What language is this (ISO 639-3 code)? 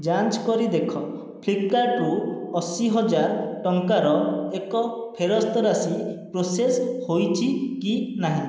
ori